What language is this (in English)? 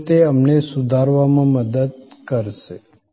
Gujarati